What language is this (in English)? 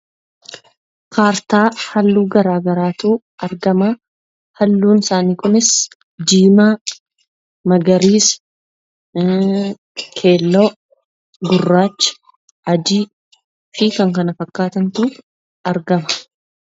Oromo